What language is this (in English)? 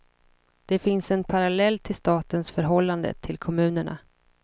Swedish